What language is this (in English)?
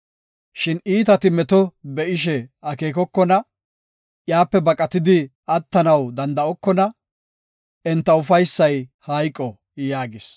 Gofa